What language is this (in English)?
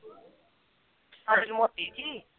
Punjabi